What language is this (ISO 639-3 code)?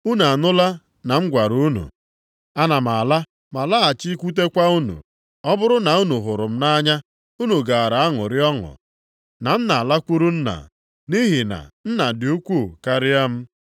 ibo